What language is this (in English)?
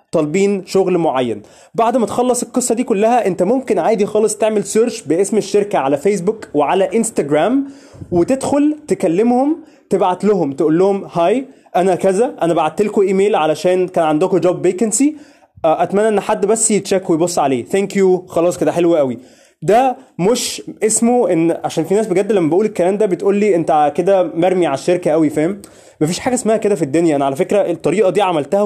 Arabic